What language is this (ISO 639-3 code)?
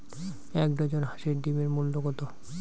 ben